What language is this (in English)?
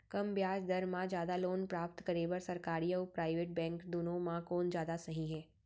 Chhattisgarhi